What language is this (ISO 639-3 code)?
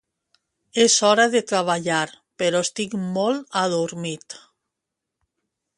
cat